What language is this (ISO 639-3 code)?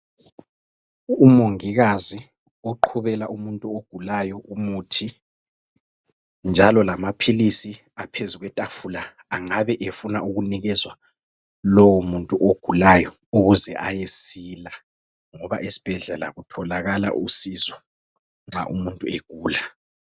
nde